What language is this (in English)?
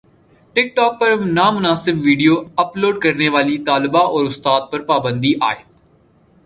Urdu